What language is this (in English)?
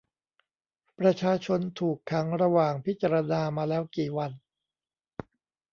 Thai